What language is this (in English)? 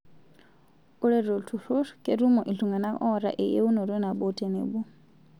Masai